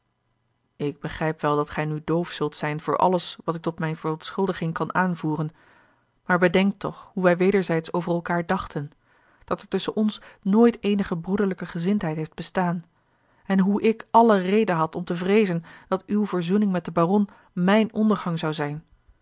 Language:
Dutch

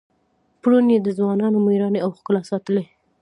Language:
Pashto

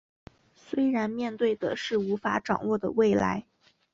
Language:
Chinese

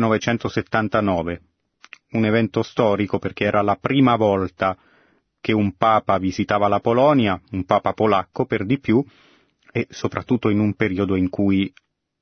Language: Italian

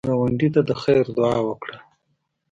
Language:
Pashto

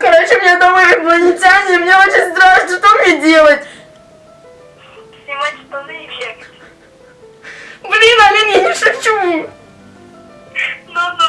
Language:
Russian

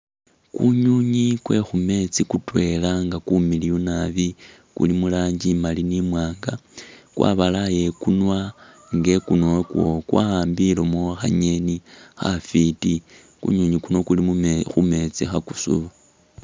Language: Masaaba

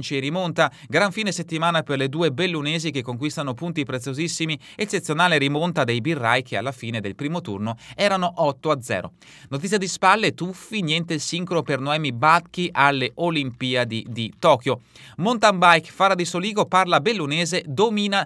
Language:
Italian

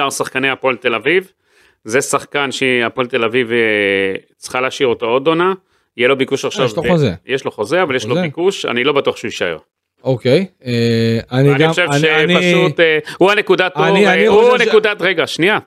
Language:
Hebrew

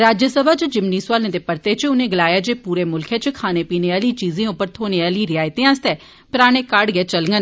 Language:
Dogri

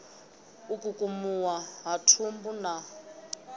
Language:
Venda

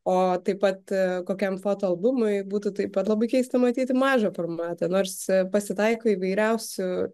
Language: Lithuanian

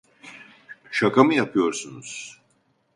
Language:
Turkish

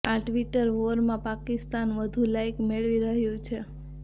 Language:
Gujarati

